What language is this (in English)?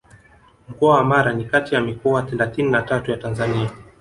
Swahili